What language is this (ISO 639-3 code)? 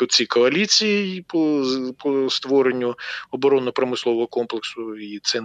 ukr